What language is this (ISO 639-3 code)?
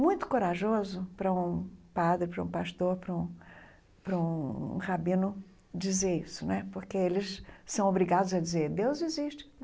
por